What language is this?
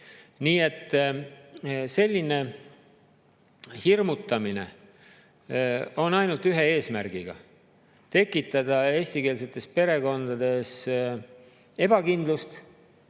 Estonian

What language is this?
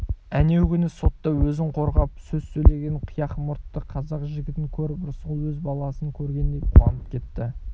Kazakh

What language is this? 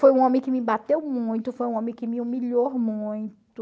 Portuguese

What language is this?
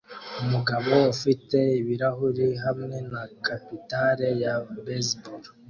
Kinyarwanda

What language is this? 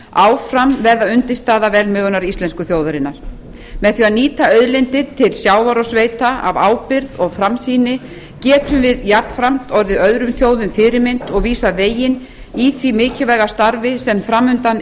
Icelandic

